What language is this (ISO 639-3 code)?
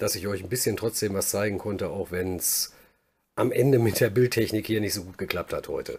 deu